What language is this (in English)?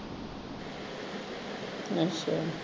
Punjabi